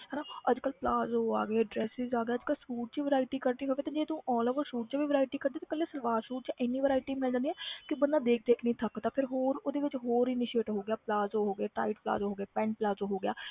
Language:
Punjabi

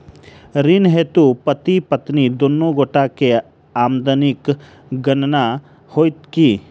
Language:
Maithili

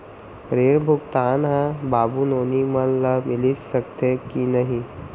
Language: Chhattisgarhi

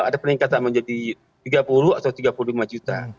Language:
Indonesian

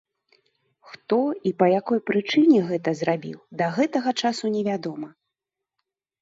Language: Belarusian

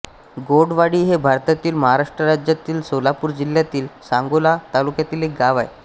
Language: Marathi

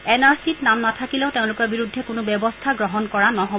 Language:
Assamese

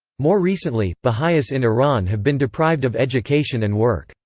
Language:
English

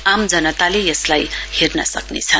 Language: Nepali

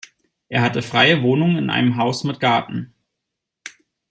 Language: German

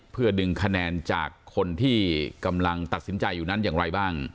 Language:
Thai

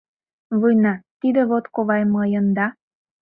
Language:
Mari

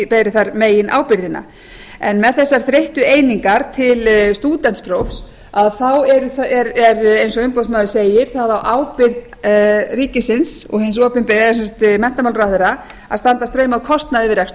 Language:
Icelandic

